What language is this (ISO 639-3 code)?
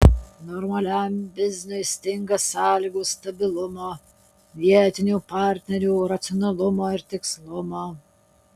lit